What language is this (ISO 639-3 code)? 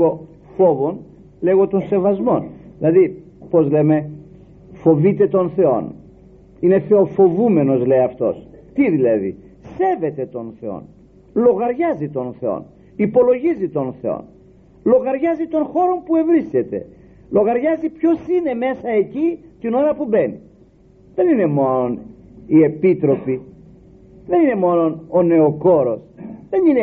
ell